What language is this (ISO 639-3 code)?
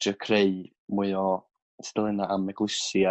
cym